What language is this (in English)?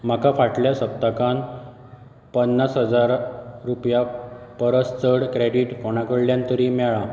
Konkani